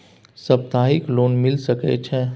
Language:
Maithili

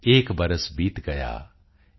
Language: Punjabi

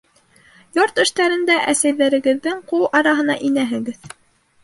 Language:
Bashkir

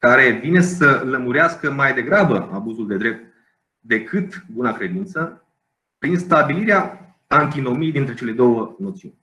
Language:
Romanian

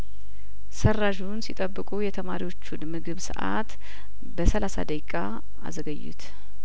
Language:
Amharic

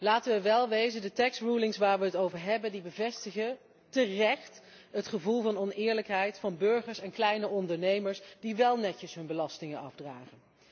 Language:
Dutch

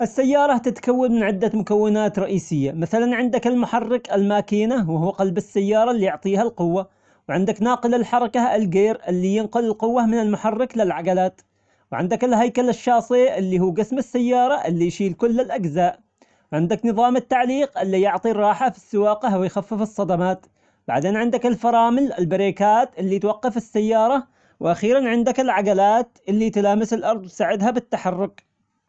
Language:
Omani Arabic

